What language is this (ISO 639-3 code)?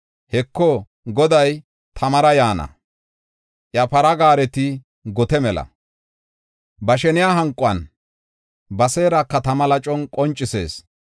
gof